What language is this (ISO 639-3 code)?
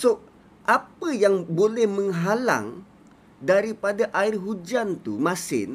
msa